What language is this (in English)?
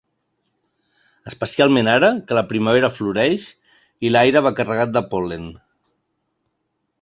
Catalan